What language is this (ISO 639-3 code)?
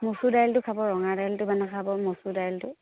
asm